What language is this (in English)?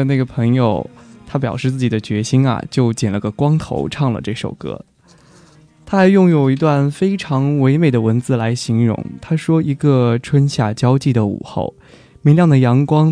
Chinese